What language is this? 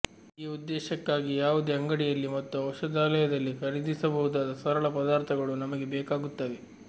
Kannada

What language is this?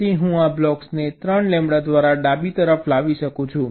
Gujarati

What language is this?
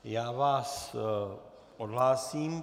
Czech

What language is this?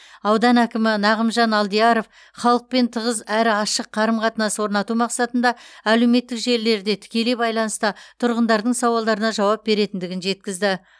Kazakh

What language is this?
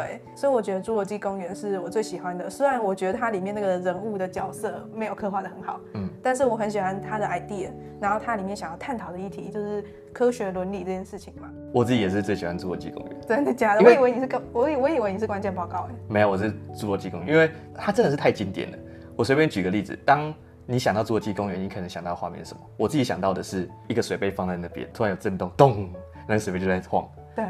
Chinese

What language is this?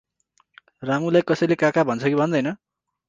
Nepali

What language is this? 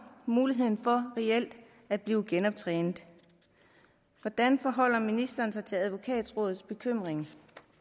Danish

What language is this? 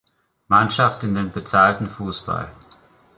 German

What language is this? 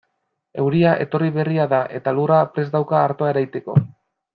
Basque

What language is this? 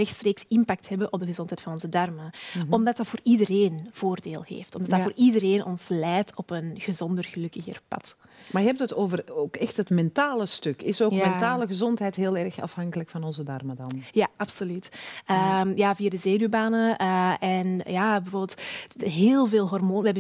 Dutch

